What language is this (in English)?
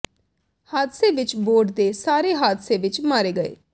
Punjabi